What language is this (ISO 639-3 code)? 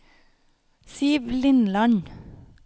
nor